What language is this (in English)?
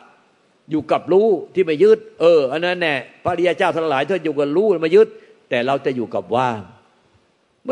Thai